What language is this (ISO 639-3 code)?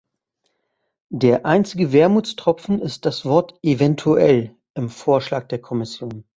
deu